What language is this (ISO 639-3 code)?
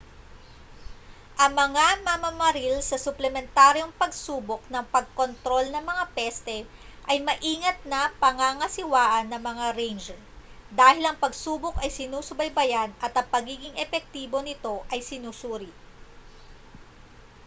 fil